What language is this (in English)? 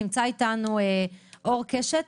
Hebrew